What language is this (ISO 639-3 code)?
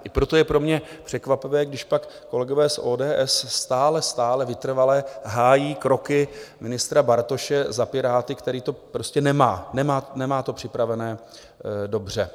ces